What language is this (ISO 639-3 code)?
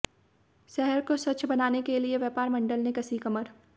hin